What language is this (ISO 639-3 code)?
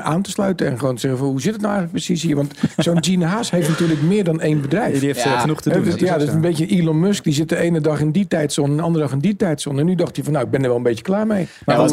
nld